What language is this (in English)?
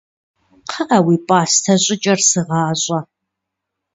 Kabardian